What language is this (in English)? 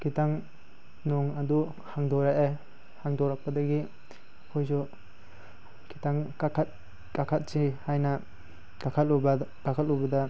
Manipuri